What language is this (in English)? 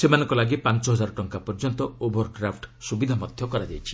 Odia